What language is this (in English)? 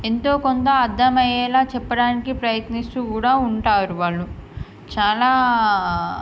Telugu